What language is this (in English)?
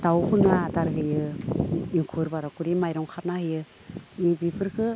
Bodo